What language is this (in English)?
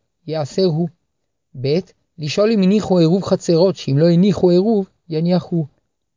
Hebrew